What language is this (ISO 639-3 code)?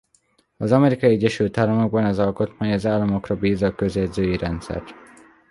hun